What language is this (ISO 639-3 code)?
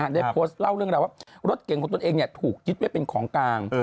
tha